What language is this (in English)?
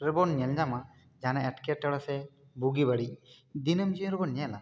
Santali